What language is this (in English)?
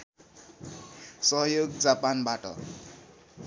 Nepali